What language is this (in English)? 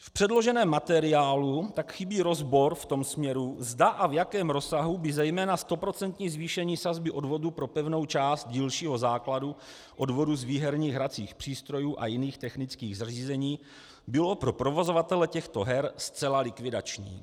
Czech